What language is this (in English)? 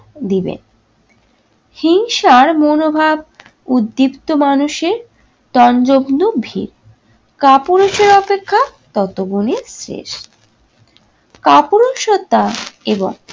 Bangla